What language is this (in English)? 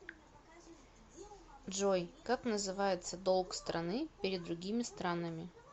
Russian